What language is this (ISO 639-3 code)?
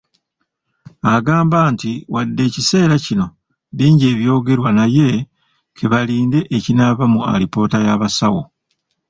lug